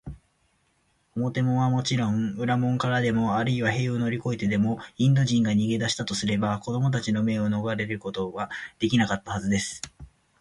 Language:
Japanese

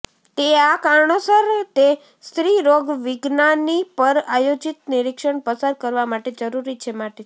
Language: Gujarati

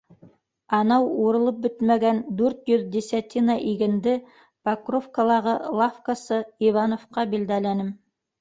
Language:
Bashkir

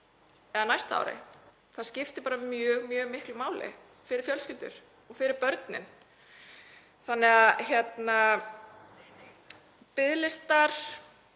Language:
Icelandic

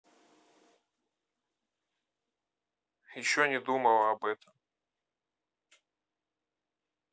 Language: Russian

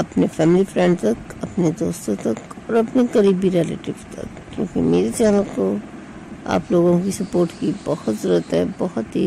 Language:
Hindi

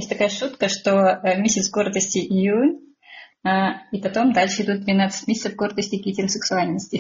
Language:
Russian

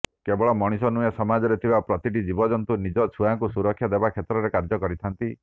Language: Odia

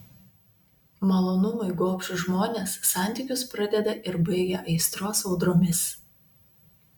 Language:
Lithuanian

